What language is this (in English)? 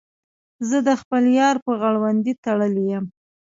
Pashto